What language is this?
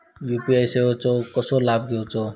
Marathi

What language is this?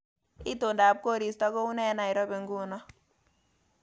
Kalenjin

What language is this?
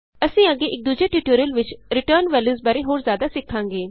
Punjabi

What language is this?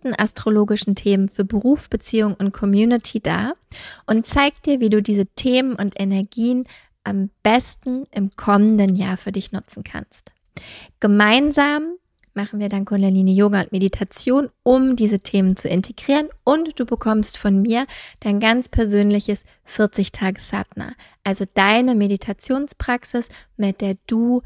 German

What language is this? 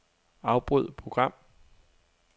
Danish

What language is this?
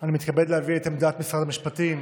Hebrew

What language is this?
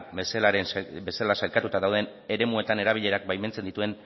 Basque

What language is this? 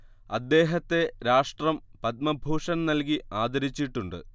Malayalam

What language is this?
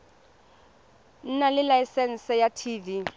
Tswana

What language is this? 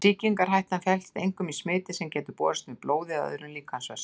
Icelandic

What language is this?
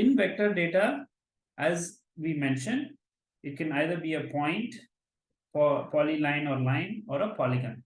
English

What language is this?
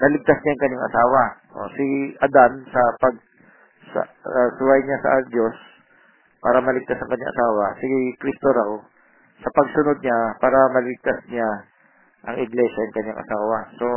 Filipino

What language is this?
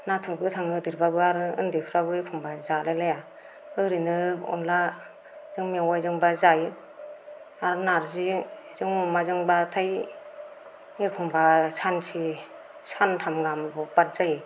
Bodo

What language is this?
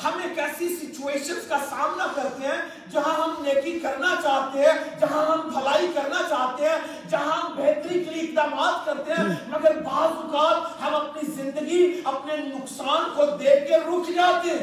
Urdu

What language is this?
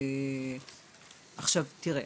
Hebrew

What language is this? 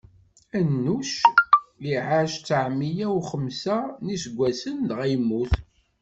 Kabyle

